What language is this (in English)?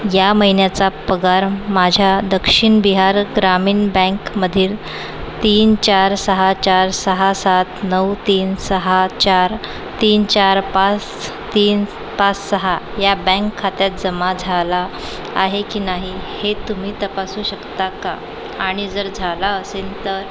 Marathi